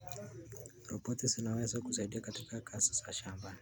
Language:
Kalenjin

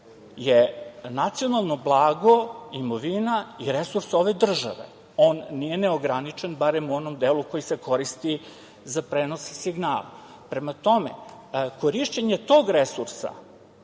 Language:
Serbian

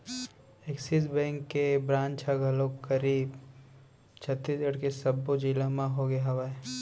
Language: Chhattisgarhi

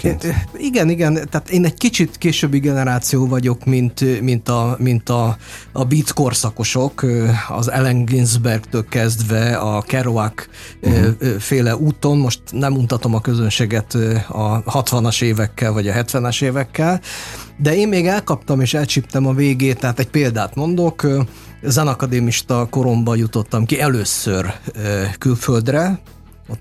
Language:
Hungarian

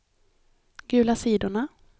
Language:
Swedish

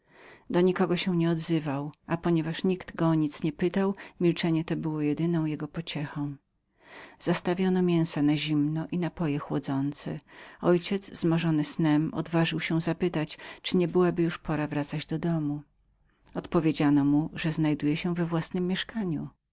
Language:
Polish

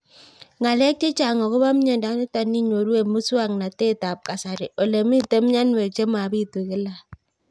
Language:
Kalenjin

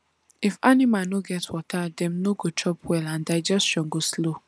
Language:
Nigerian Pidgin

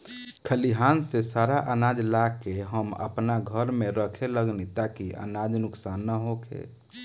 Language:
Bhojpuri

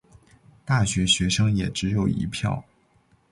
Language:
Chinese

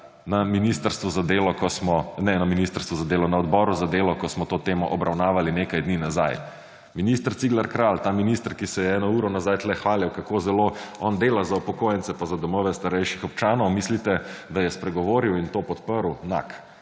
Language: Slovenian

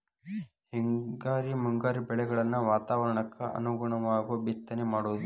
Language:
Kannada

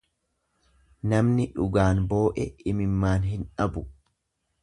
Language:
Oromo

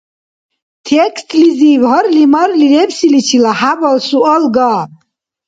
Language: Dargwa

